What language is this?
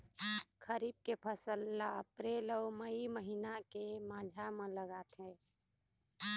Chhattisgarhi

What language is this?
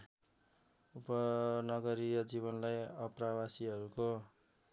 Nepali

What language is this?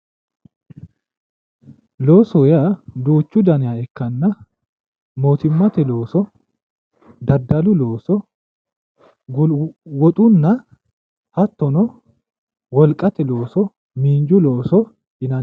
Sidamo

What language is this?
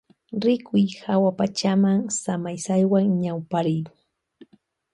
Loja Highland Quichua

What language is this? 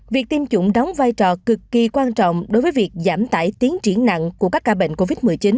Vietnamese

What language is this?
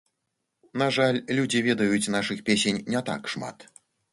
Belarusian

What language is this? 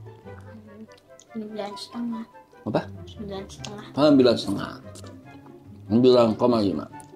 Indonesian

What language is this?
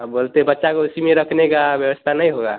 Hindi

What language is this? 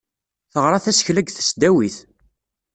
Kabyle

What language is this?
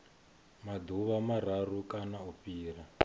Venda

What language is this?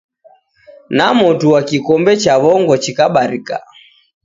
Taita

